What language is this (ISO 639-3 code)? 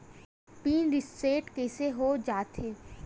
hne